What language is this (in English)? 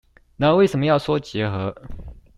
Chinese